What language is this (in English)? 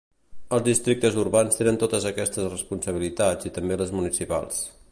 Catalan